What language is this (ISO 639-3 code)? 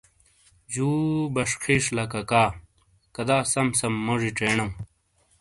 scl